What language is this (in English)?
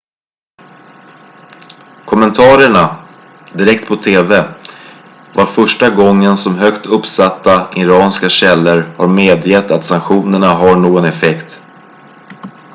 Swedish